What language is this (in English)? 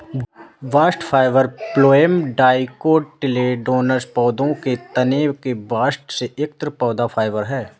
Hindi